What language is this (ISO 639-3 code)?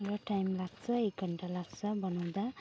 nep